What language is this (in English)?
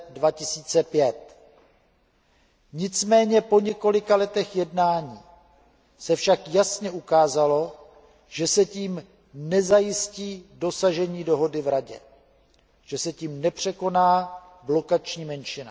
Czech